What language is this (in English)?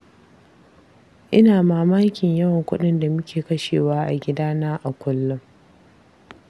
Hausa